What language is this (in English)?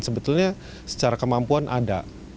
Indonesian